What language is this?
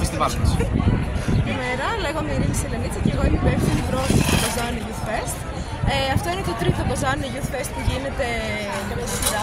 Greek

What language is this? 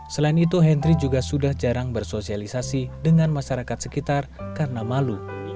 Indonesian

